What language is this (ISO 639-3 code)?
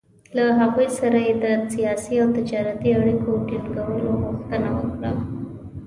pus